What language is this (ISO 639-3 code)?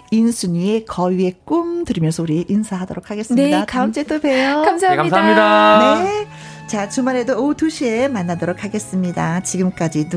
kor